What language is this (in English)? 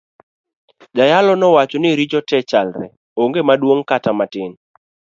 Luo (Kenya and Tanzania)